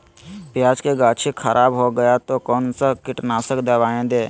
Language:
Magahi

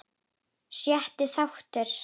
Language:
Icelandic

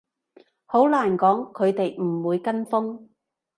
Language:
Cantonese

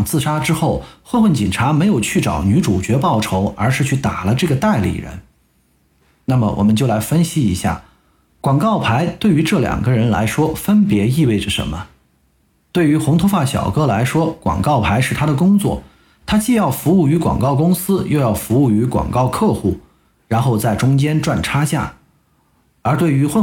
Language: Chinese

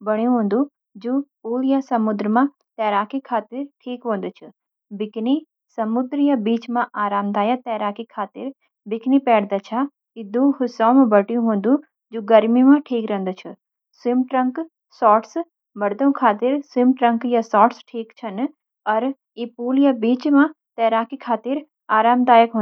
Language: Garhwali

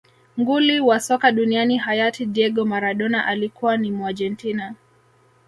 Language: Swahili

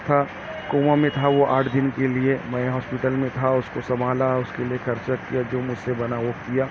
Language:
Urdu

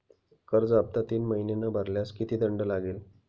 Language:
Marathi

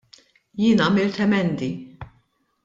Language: Maltese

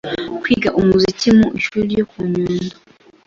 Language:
Kinyarwanda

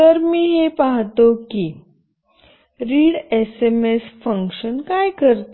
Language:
Marathi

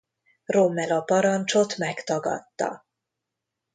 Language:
Hungarian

